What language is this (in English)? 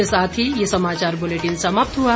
Hindi